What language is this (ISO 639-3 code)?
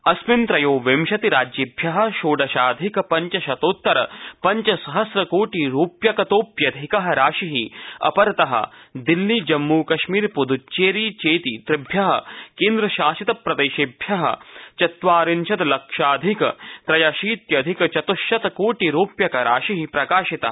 san